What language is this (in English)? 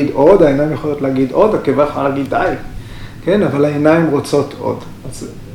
Hebrew